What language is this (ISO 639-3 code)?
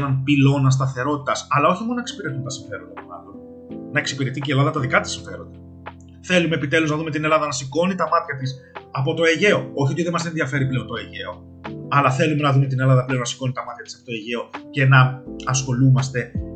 ell